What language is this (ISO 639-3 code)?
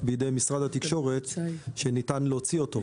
heb